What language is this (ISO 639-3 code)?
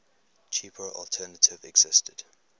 eng